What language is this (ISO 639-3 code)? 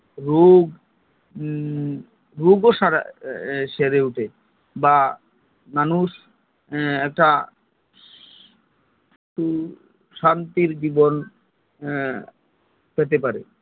ben